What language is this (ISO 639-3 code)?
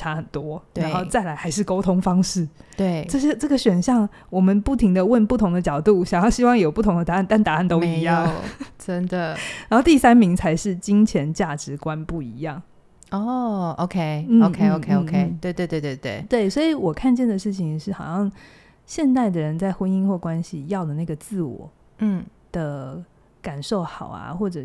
zho